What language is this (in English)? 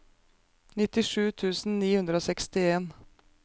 Norwegian